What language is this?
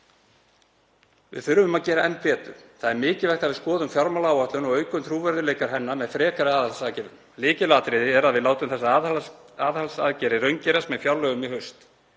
Icelandic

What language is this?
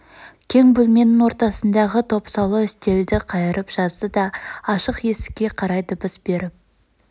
Kazakh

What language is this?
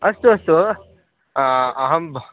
Sanskrit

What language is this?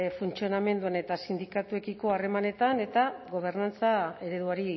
Basque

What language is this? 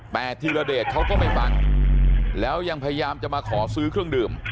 Thai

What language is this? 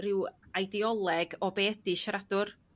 Welsh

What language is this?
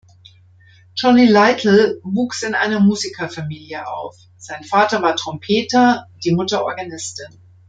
German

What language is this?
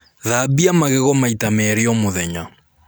Kikuyu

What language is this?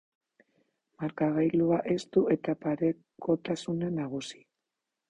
Basque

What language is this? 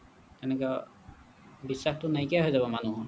Assamese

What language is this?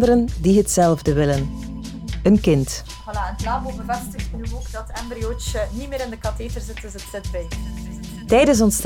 Dutch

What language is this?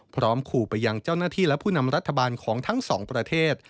Thai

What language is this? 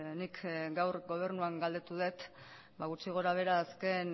Basque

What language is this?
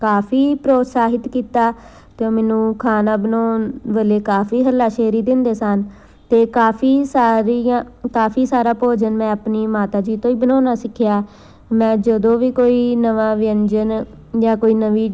Punjabi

